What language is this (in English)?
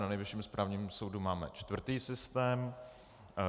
Czech